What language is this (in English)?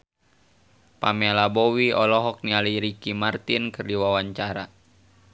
Sundanese